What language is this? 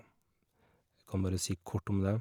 Norwegian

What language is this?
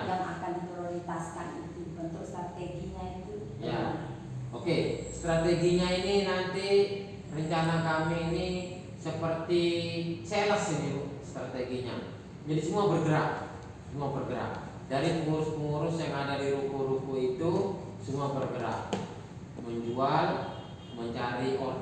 Indonesian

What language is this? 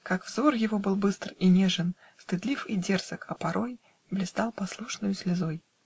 Russian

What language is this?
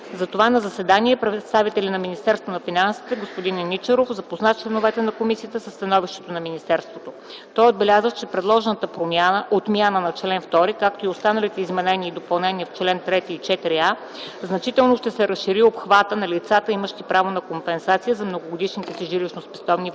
Bulgarian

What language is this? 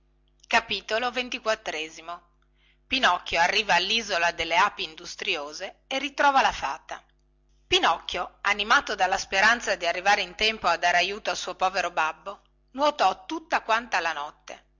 Italian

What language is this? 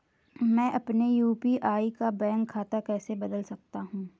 Hindi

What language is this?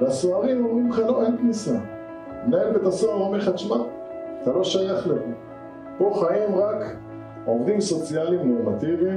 Hebrew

